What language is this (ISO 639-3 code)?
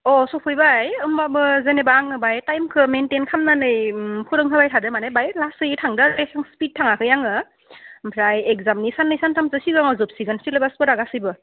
brx